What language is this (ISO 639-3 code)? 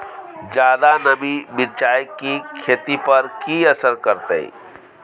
mai